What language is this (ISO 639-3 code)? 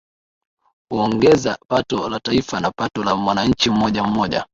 swa